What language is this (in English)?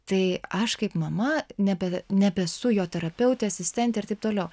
Lithuanian